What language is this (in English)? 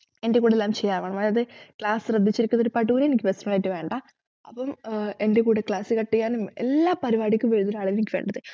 Malayalam